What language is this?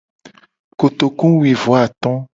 Gen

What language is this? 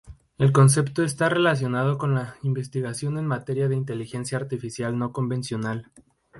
Spanish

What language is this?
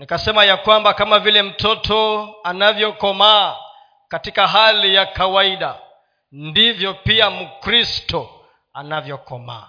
Swahili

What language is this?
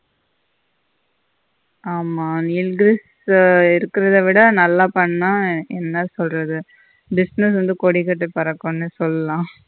Tamil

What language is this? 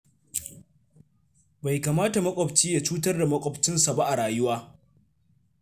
Hausa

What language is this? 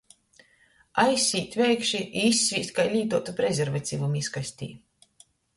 Latgalian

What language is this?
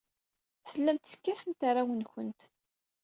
Kabyle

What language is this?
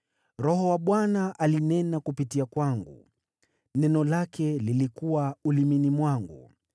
Swahili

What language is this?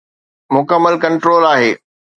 Sindhi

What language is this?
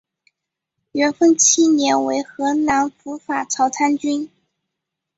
Chinese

